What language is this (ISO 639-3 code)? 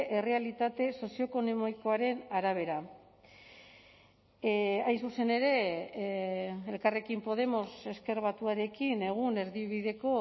eus